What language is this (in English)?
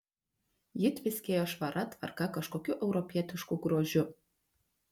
Lithuanian